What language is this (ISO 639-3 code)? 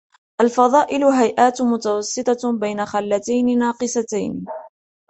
ara